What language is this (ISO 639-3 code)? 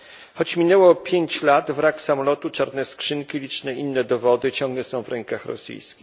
pol